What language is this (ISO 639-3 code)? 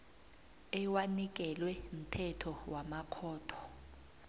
nbl